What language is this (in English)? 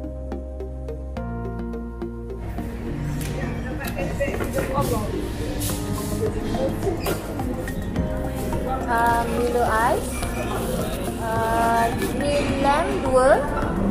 Malay